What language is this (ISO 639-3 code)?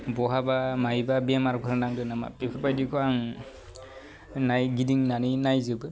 brx